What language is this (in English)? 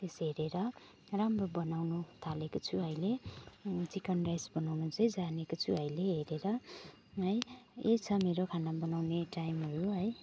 Nepali